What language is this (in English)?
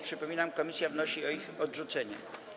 Polish